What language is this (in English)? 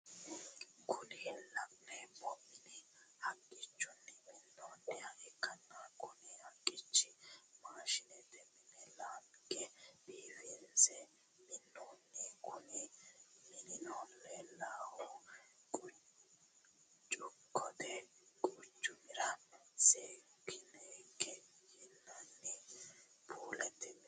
Sidamo